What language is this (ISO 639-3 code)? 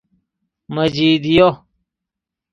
fas